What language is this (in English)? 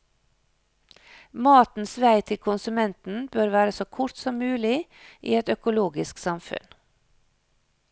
Norwegian